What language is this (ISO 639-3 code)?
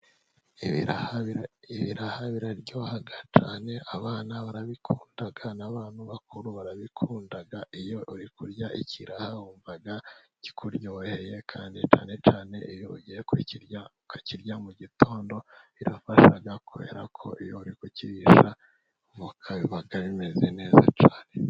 kin